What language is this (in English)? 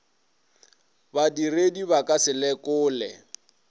Northern Sotho